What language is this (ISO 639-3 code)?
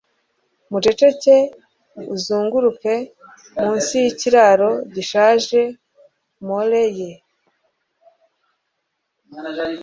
kin